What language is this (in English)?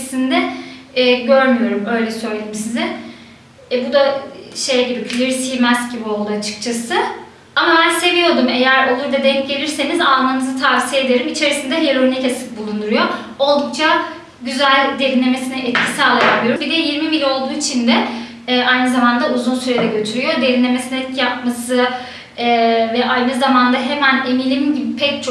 Turkish